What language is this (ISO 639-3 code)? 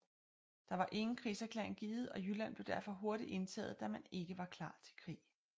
dan